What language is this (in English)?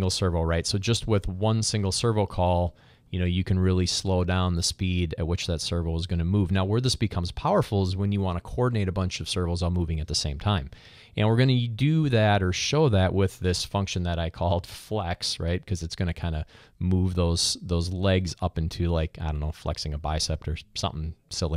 English